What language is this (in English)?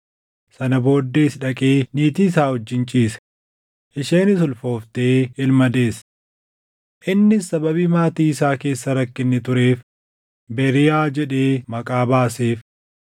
Oromo